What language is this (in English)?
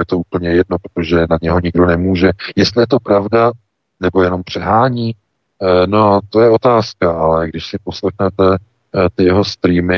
Czech